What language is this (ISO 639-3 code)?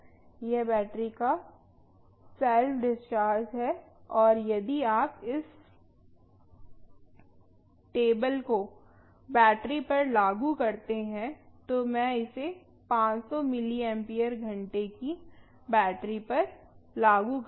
hin